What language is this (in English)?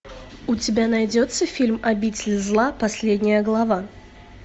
Russian